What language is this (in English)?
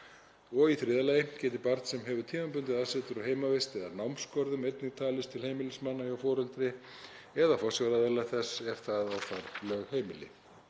Icelandic